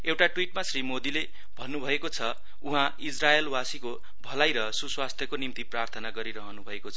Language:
Nepali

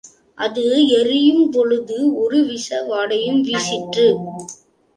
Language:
Tamil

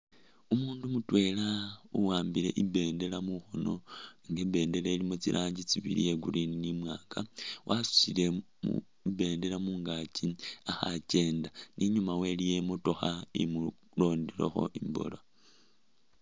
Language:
Masaaba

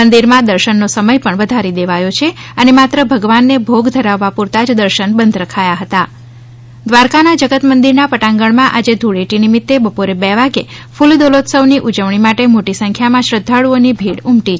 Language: Gujarati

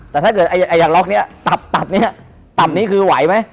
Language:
Thai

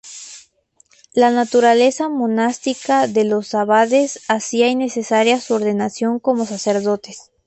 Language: Spanish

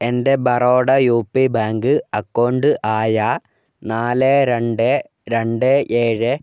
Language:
Malayalam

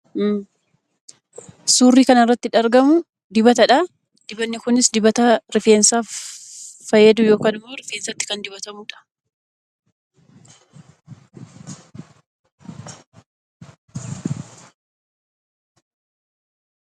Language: Oromo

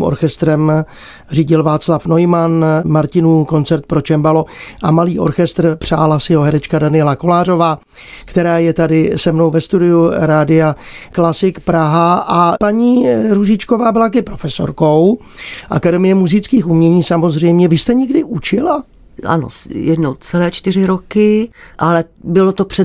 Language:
Czech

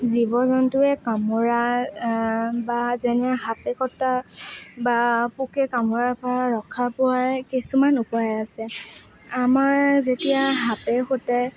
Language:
Assamese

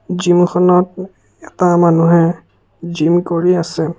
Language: Assamese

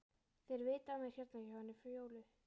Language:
Icelandic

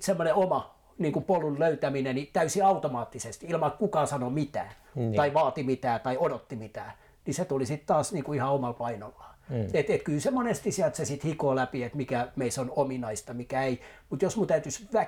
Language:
Finnish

